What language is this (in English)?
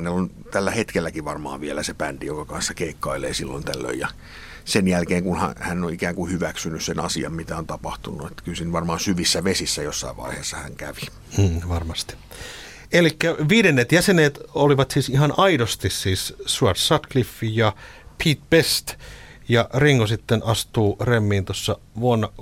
Finnish